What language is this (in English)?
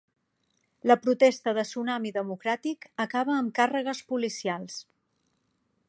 Catalan